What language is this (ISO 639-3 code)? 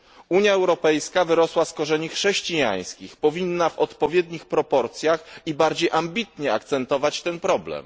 pol